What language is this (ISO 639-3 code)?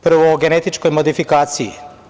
srp